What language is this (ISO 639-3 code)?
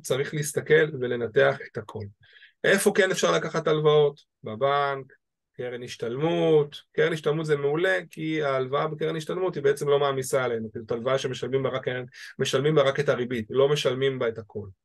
heb